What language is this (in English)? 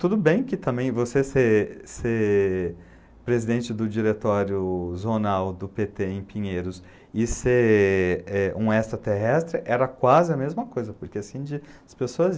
Portuguese